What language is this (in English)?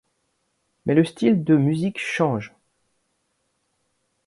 French